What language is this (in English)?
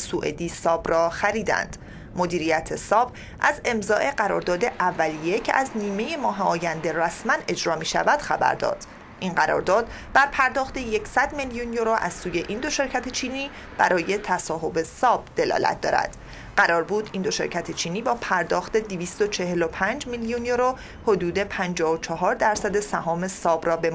Persian